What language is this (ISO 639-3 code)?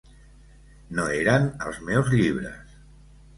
cat